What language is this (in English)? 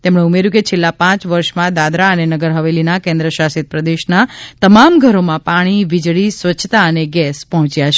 Gujarati